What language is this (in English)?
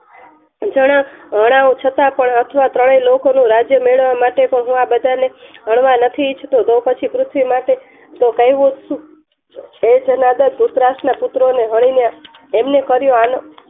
Gujarati